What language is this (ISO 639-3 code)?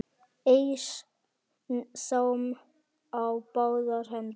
isl